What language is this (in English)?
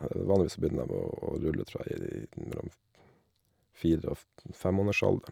Norwegian